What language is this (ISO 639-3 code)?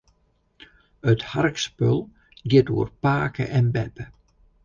fry